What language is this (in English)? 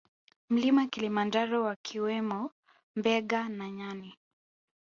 Swahili